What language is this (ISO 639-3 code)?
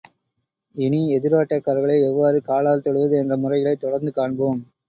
tam